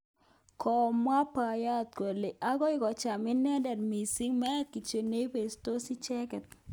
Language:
Kalenjin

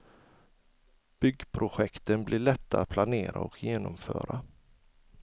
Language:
Swedish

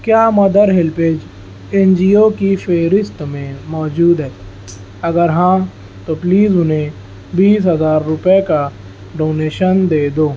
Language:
Urdu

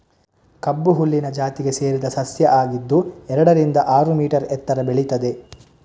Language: Kannada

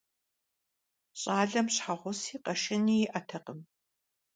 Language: Kabardian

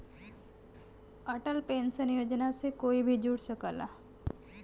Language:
Bhojpuri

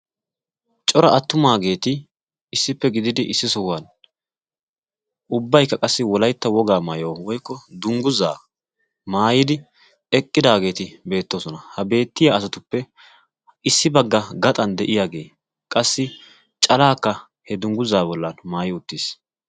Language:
Wolaytta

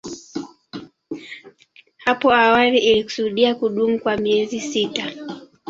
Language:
Swahili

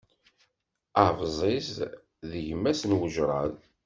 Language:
Kabyle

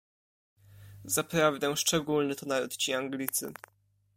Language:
Polish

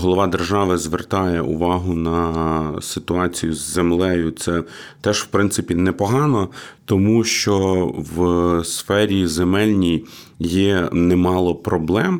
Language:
Ukrainian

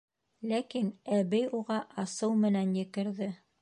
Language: Bashkir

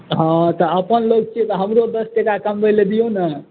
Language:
Maithili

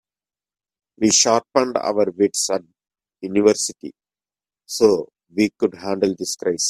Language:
English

